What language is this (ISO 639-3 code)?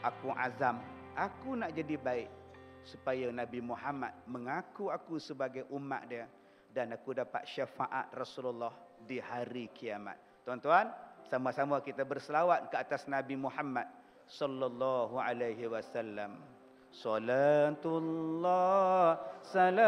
msa